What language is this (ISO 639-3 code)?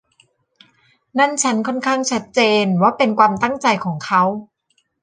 tha